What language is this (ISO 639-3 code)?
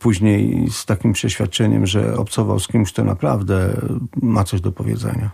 pol